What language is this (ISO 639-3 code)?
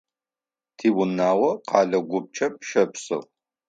ady